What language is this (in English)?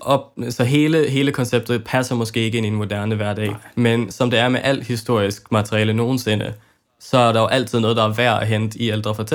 Danish